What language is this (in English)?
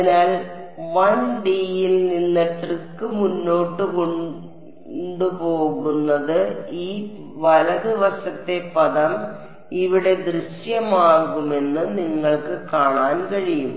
Malayalam